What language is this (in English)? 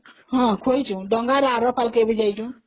Odia